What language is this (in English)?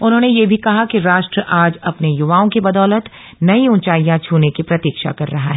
Hindi